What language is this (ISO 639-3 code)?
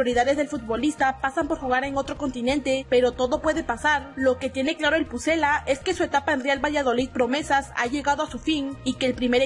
spa